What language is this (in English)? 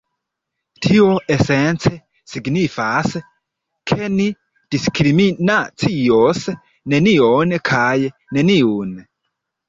Esperanto